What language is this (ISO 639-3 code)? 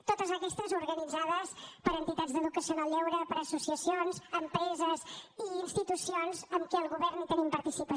cat